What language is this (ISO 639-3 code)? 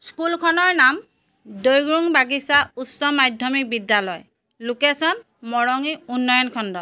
asm